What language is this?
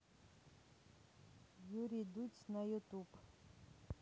Russian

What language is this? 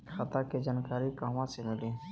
Bhojpuri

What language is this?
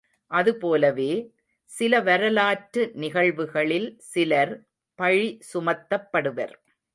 Tamil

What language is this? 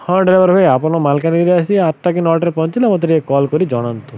Odia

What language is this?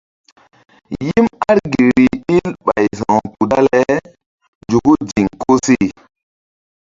Mbum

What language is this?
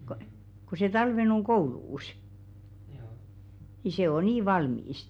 Finnish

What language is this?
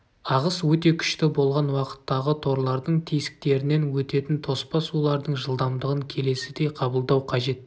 Kazakh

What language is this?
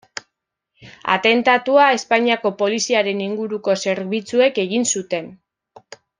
Basque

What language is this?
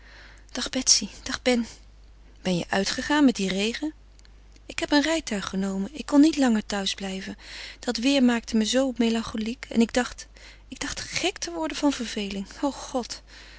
Dutch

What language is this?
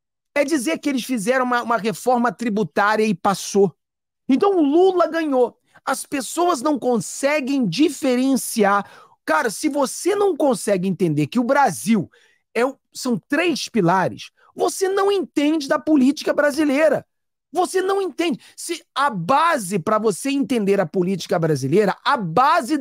Portuguese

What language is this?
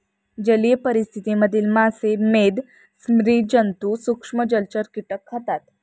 Marathi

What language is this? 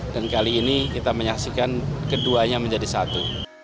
Indonesian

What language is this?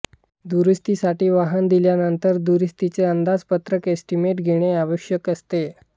Marathi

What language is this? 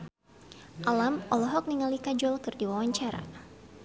Sundanese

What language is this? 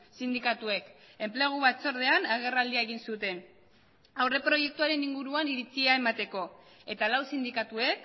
Basque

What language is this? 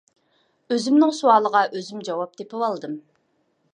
Uyghur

